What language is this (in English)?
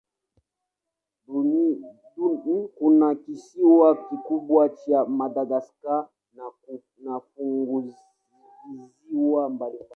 Swahili